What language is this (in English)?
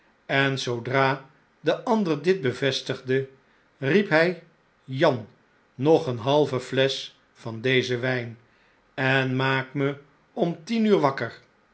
Dutch